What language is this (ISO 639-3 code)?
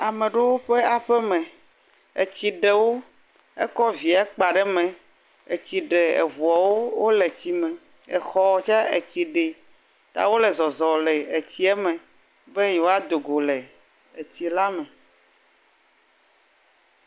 ewe